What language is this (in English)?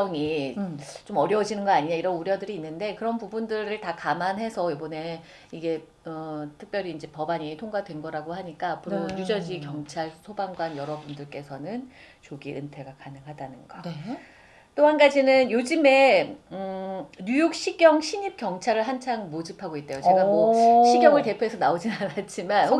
Korean